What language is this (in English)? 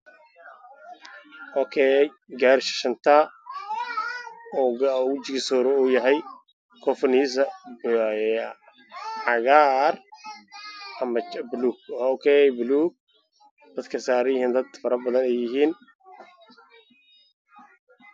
Somali